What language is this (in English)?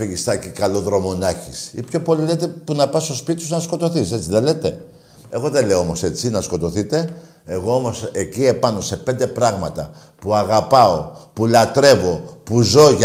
Greek